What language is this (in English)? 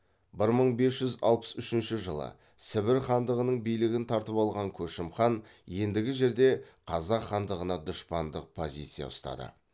Kazakh